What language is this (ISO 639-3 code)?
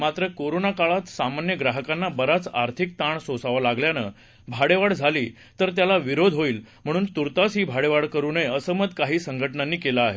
mar